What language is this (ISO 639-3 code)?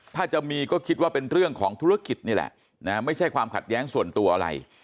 tha